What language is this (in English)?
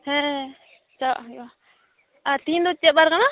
Santali